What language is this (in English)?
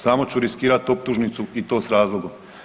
Croatian